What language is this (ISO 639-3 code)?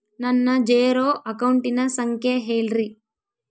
kan